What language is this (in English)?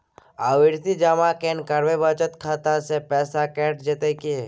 Maithili